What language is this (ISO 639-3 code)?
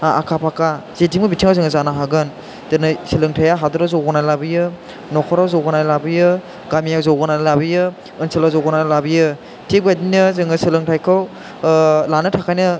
brx